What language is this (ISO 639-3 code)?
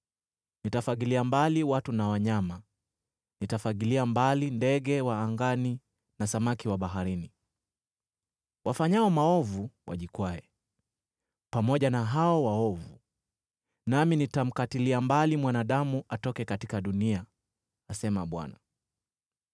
swa